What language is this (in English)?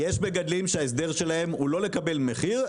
Hebrew